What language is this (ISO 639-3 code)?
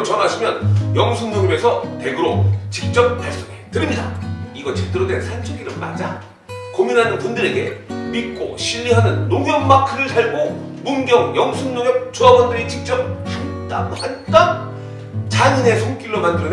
kor